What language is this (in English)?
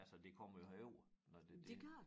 Danish